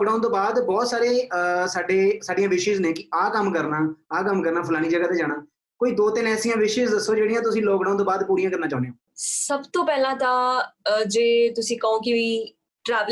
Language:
Punjabi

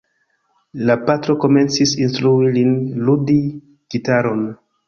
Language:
Esperanto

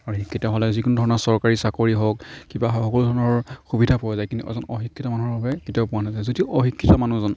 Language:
Assamese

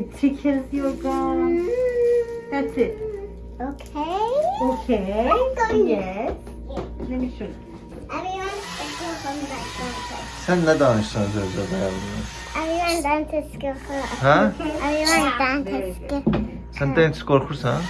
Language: Turkish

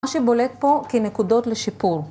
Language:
Hebrew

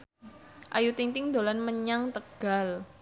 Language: Javanese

